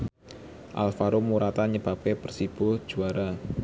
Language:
Javanese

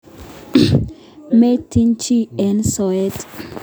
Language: Kalenjin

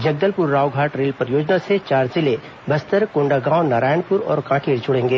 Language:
Hindi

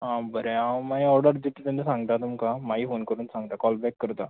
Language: Konkani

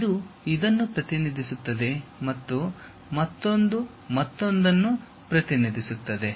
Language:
Kannada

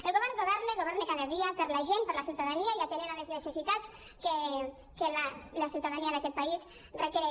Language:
Catalan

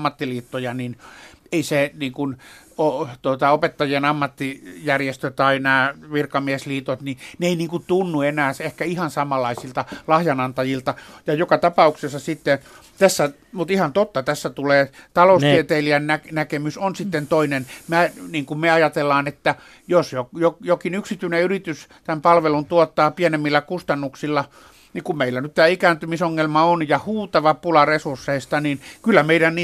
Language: Finnish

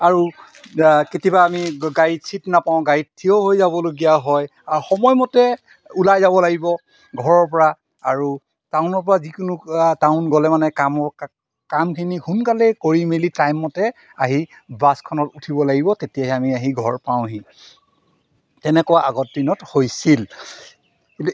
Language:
Assamese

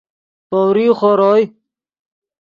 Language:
Yidgha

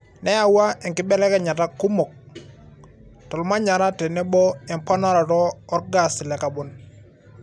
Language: Masai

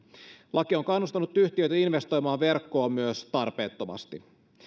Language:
Finnish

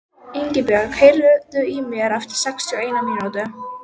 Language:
Icelandic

